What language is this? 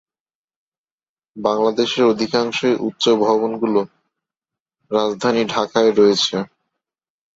Bangla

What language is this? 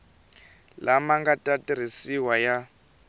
Tsonga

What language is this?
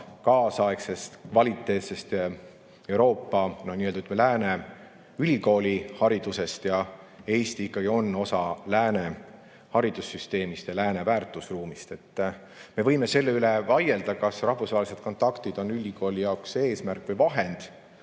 Estonian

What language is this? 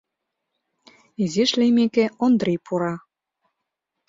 Mari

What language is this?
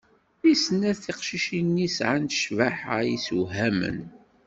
Kabyle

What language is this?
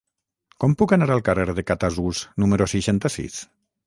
Catalan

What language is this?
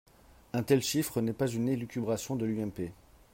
French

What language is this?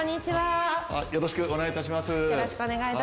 Japanese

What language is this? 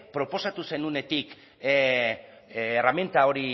Basque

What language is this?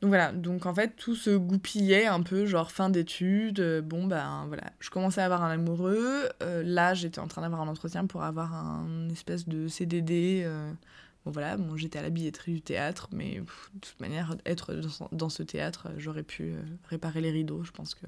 French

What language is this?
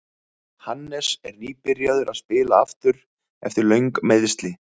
Icelandic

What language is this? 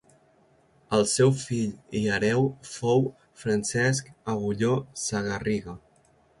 Catalan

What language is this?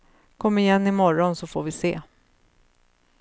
Swedish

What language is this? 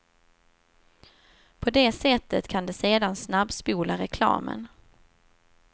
Swedish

